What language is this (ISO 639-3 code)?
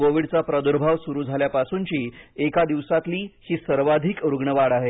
mar